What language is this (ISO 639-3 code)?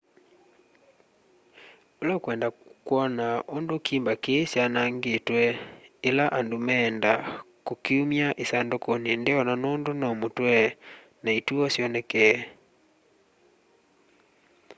kam